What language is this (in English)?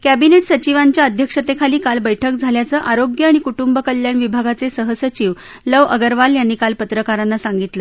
Marathi